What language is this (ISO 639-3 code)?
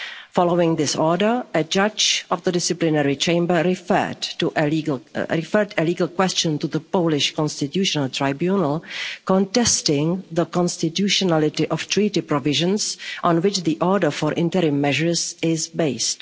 eng